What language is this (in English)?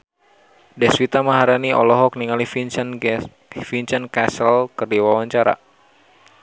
Sundanese